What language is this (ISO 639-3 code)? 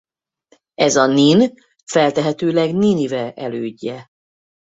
hun